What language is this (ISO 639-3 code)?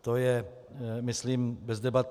ces